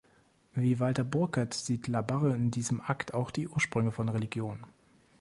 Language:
German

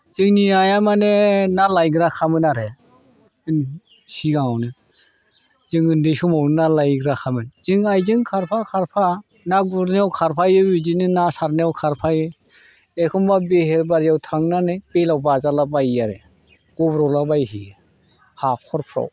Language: Bodo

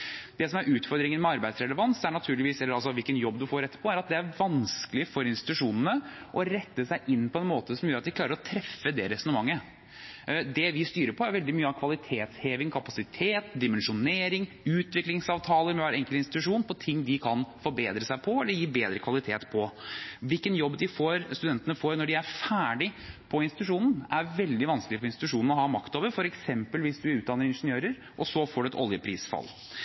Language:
Norwegian Bokmål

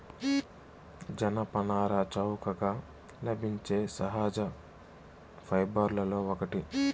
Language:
Telugu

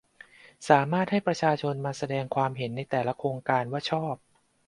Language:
Thai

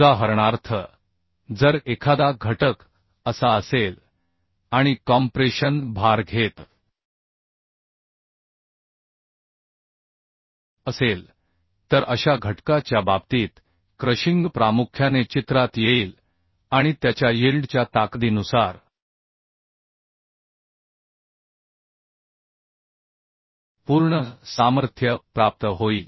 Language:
Marathi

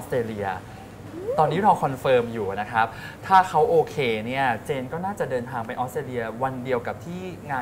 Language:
Thai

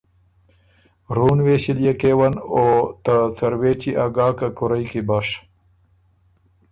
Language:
Ormuri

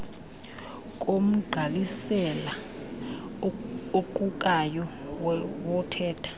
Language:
Xhosa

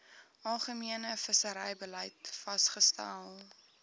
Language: Afrikaans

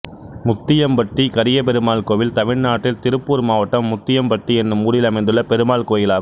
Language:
Tamil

